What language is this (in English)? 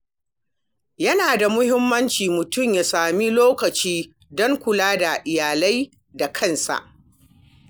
Hausa